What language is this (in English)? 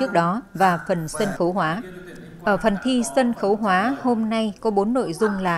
Vietnamese